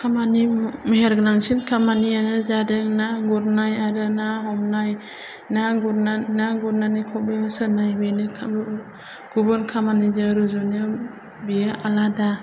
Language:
Bodo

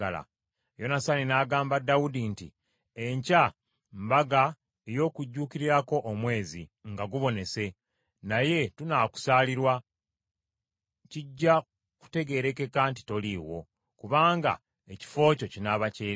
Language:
Ganda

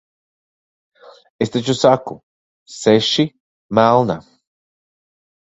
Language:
Latvian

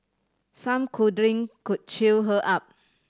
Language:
English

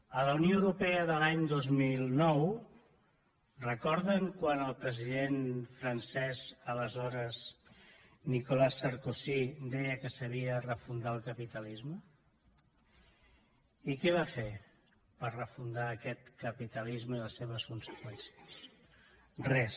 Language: Catalan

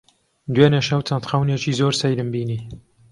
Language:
Central Kurdish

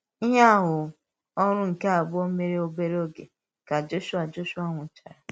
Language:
Igbo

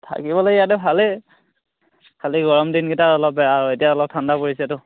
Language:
Assamese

